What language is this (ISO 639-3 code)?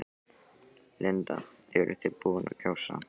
isl